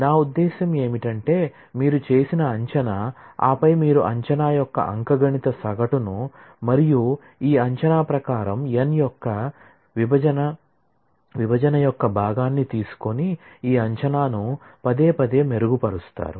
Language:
Telugu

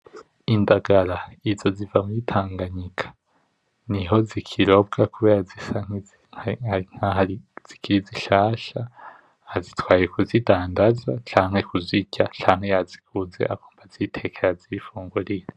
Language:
Rundi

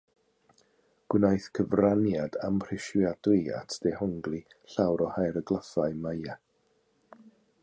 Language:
Welsh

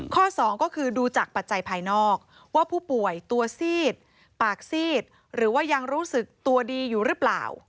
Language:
Thai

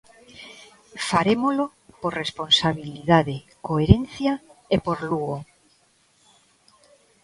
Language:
Galician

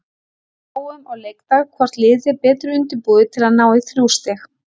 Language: Icelandic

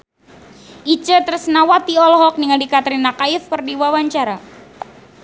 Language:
Sundanese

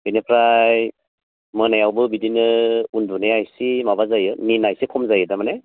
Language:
Bodo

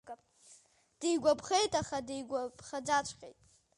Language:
Abkhazian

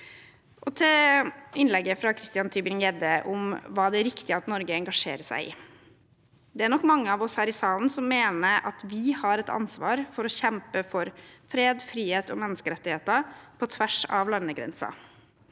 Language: Norwegian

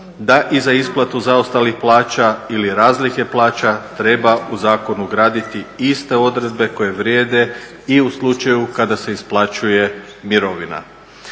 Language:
Croatian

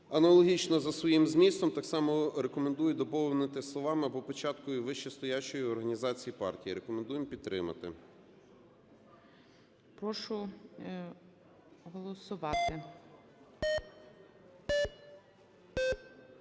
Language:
Ukrainian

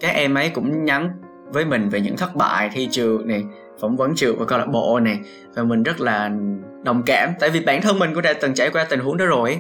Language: Vietnamese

